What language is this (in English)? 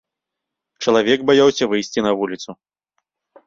Belarusian